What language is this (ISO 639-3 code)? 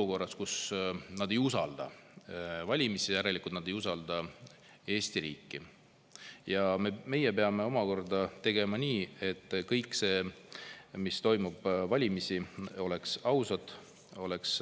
est